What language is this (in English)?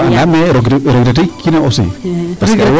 Serer